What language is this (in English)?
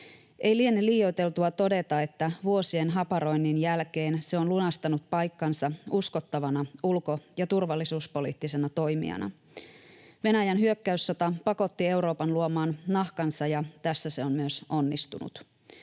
Finnish